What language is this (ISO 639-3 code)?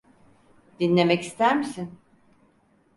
tur